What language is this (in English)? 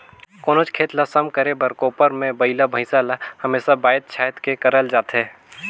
Chhattisgarhi